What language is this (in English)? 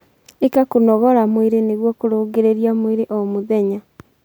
Kikuyu